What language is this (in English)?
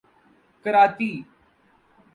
Urdu